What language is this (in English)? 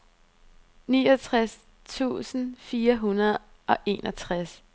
Danish